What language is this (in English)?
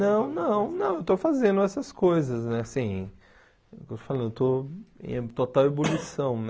Portuguese